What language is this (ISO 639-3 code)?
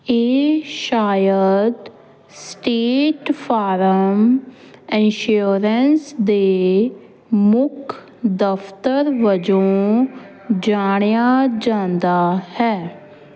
pan